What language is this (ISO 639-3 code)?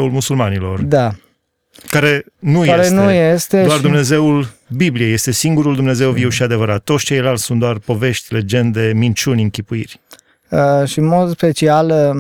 ron